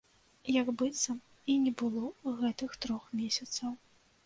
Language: Belarusian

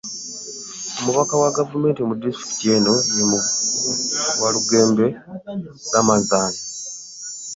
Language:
Ganda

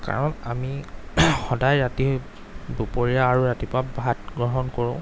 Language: Assamese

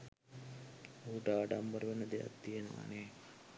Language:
Sinhala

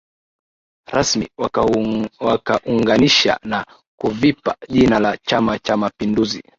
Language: Swahili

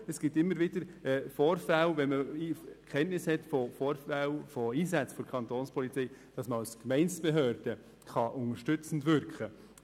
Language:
Swiss German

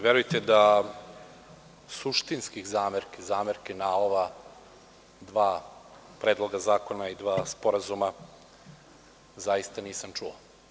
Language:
Serbian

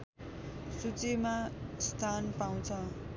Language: Nepali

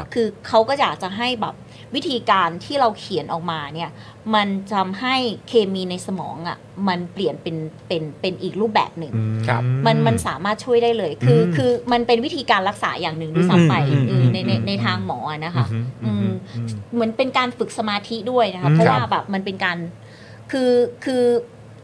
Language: Thai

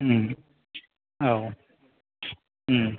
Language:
Bodo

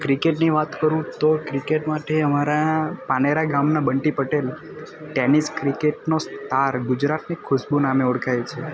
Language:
Gujarati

